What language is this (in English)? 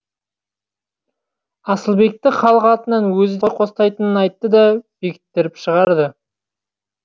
Kazakh